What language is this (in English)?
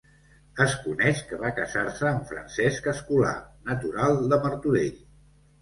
Catalan